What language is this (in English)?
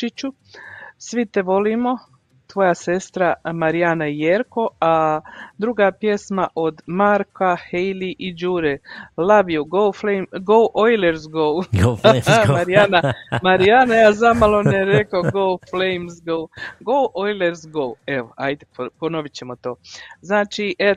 Croatian